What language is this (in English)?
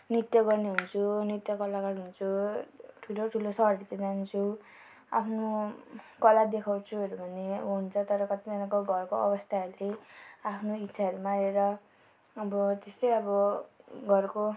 Nepali